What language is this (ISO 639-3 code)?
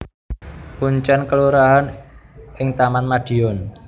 jav